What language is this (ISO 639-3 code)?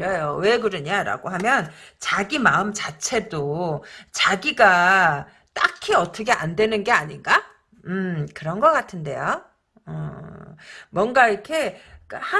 kor